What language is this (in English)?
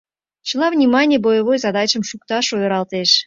Mari